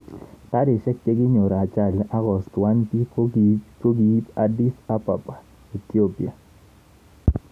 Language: Kalenjin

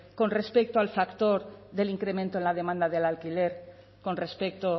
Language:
Spanish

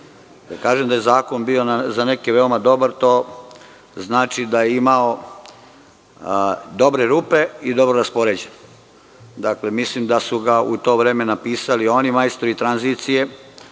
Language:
Serbian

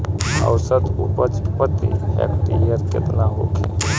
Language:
Bhojpuri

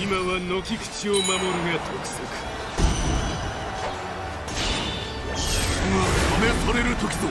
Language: Japanese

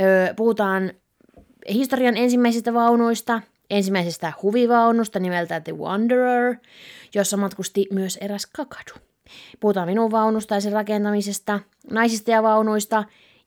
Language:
Finnish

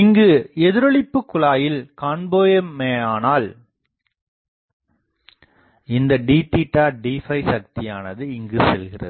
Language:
Tamil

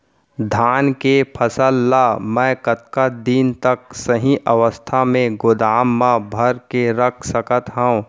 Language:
Chhattisgarhi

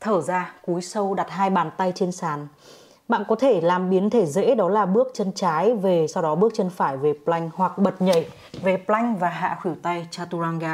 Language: Vietnamese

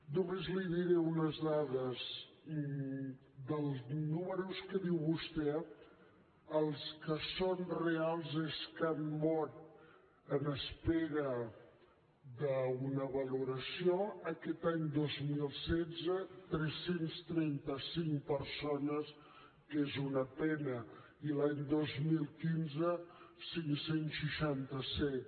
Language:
Catalan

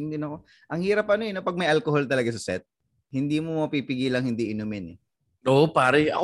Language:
Filipino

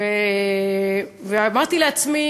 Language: Hebrew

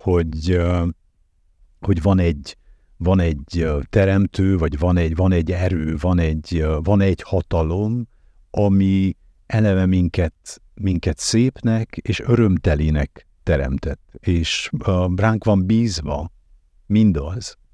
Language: Hungarian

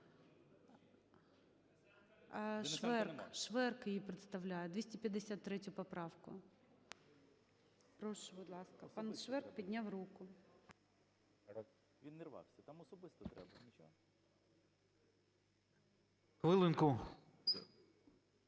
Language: Ukrainian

